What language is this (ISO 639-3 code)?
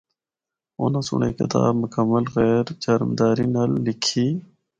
hno